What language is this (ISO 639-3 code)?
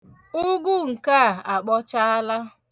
ibo